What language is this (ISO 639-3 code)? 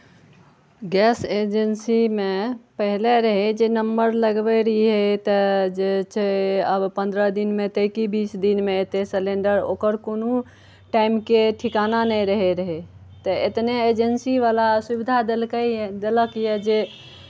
mai